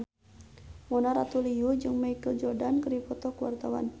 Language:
Sundanese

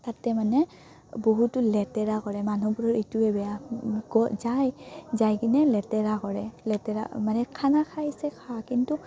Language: Assamese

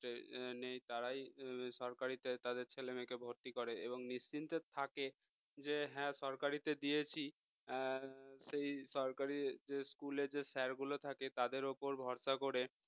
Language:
Bangla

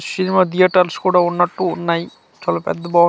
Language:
Telugu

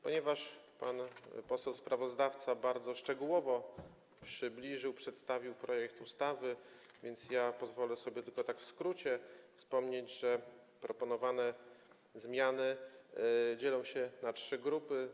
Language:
Polish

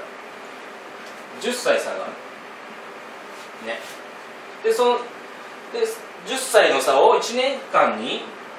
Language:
Japanese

